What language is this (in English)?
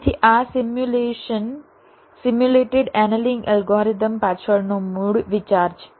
Gujarati